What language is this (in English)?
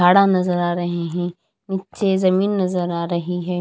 Hindi